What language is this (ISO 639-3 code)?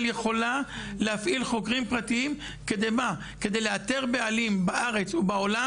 heb